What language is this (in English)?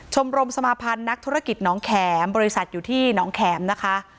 Thai